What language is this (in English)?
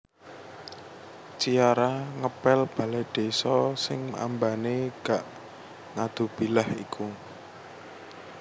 Javanese